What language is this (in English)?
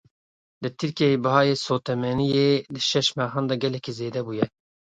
Kurdish